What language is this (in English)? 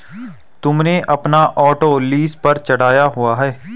Hindi